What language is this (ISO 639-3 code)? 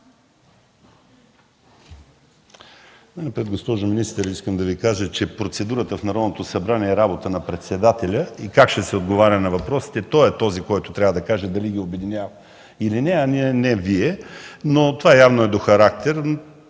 bul